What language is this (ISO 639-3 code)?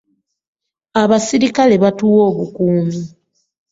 lug